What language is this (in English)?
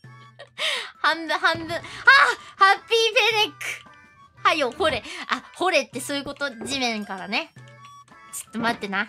Japanese